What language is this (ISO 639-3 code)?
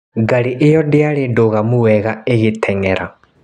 kik